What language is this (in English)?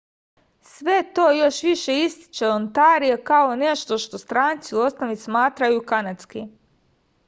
Serbian